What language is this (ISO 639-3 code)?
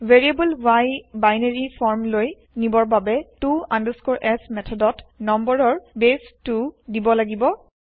asm